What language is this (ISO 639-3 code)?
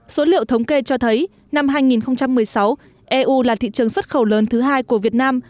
vie